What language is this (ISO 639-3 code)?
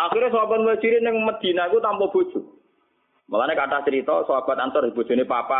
ind